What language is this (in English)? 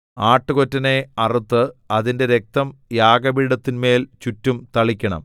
Malayalam